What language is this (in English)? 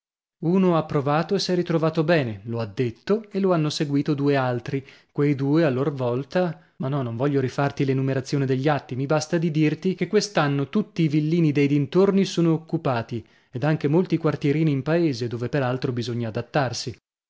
Italian